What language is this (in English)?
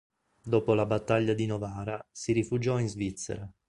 Italian